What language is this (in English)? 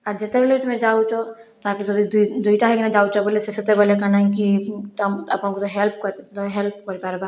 Odia